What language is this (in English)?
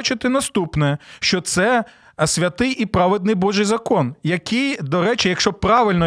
Ukrainian